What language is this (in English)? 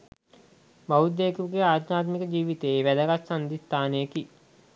Sinhala